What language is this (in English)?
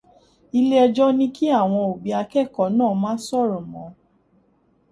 Yoruba